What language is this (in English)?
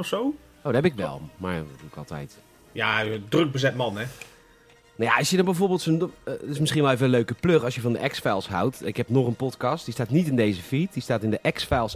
Dutch